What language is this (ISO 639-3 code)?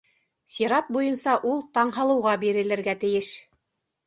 bak